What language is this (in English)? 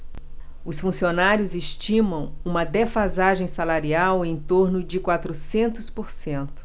Portuguese